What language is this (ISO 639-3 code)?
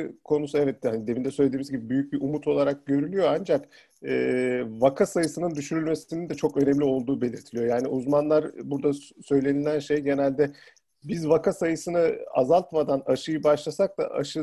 tur